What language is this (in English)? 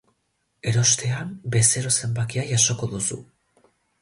Basque